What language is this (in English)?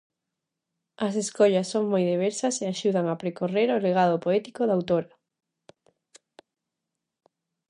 Galician